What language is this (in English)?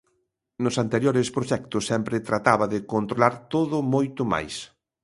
Galician